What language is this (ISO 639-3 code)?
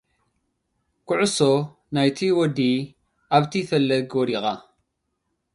tir